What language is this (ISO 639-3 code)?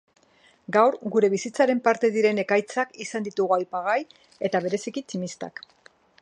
eus